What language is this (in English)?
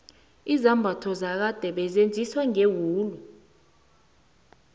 South Ndebele